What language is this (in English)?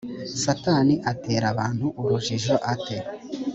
Kinyarwanda